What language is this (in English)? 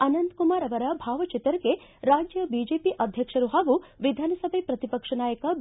Kannada